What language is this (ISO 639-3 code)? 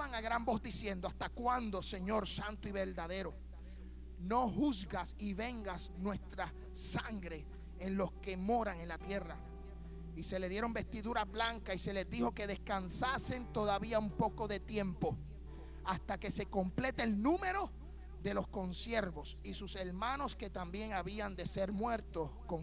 spa